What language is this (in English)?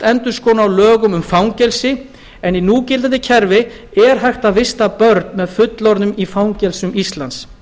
Icelandic